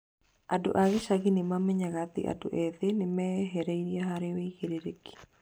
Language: Kikuyu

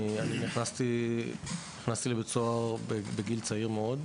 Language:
Hebrew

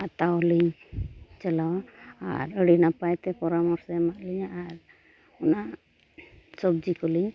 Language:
Santali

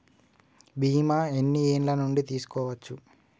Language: Telugu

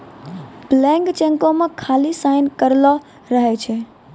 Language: Maithili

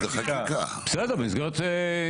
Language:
Hebrew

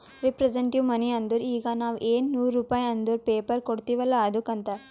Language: Kannada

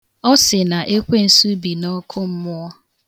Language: Igbo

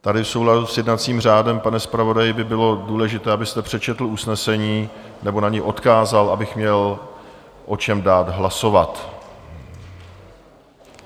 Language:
Czech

